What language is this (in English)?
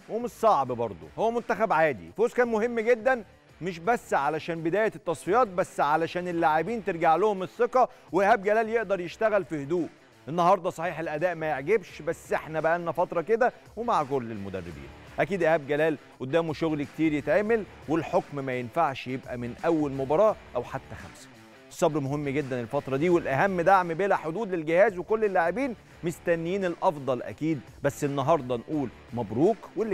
Arabic